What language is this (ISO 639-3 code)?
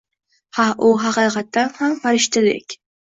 uzb